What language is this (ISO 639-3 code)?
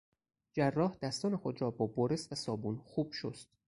fas